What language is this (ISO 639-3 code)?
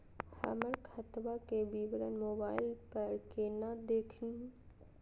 mag